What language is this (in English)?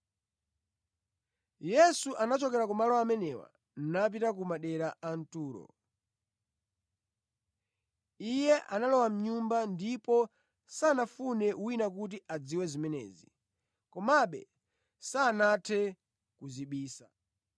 Nyanja